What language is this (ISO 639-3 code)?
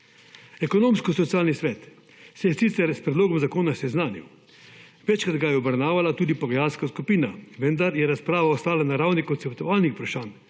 slv